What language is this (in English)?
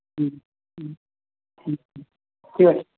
Bangla